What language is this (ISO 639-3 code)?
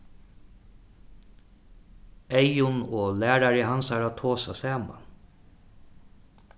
fao